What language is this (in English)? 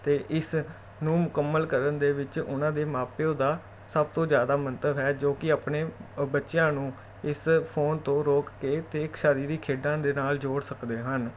Punjabi